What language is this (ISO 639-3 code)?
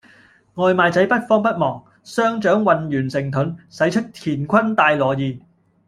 yue